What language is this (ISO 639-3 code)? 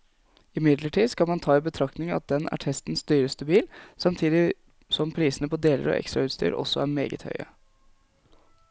nor